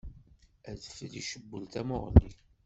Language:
Kabyle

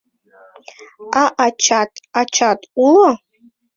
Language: Mari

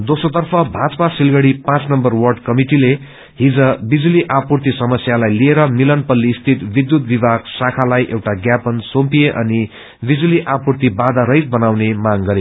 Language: Nepali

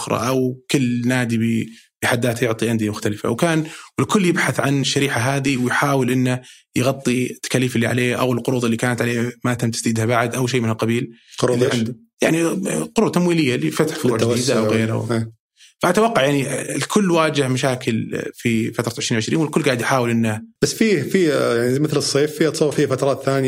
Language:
Arabic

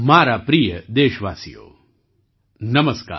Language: Gujarati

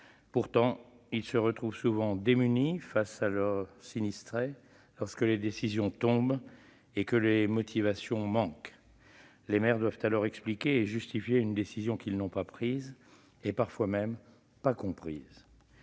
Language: French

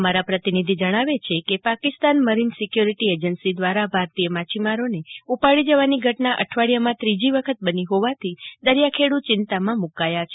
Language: Gujarati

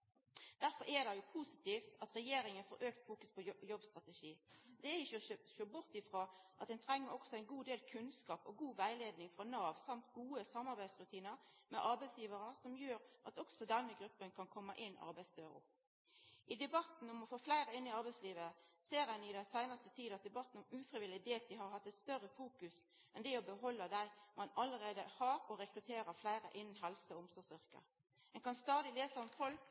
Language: Norwegian Nynorsk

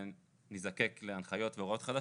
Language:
Hebrew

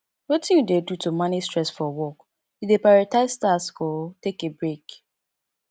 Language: Nigerian Pidgin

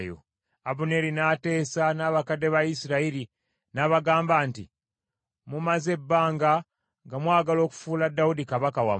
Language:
Ganda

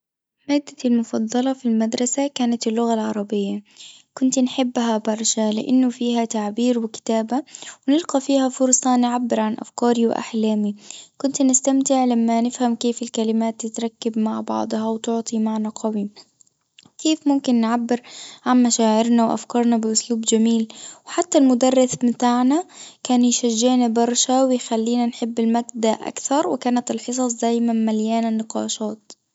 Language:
Tunisian Arabic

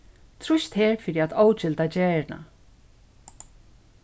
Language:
Faroese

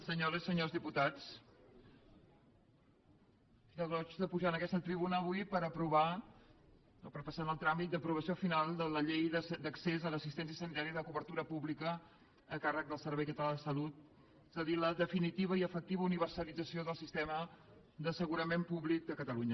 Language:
Catalan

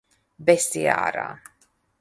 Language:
Latvian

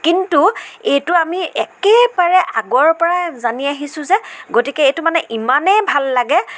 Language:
Assamese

